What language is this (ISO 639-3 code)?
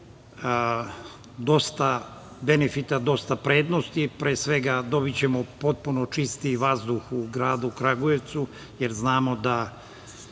srp